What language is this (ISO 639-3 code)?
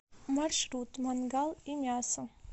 rus